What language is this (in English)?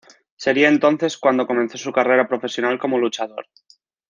Spanish